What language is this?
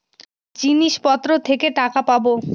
Bangla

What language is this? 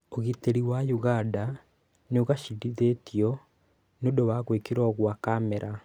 Kikuyu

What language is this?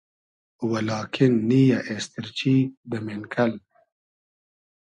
Hazaragi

